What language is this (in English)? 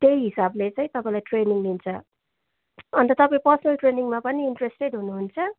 Nepali